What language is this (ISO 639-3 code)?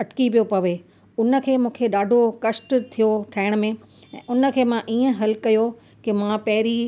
snd